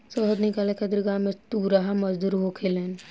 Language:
Bhojpuri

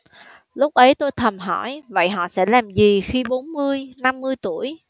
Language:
Vietnamese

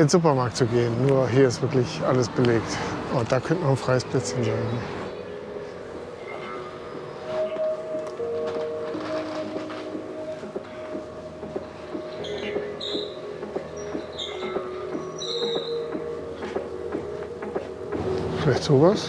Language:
German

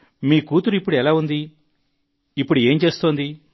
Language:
Telugu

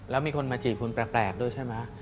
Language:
Thai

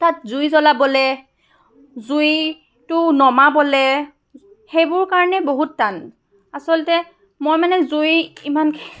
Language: Assamese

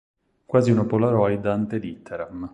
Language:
Italian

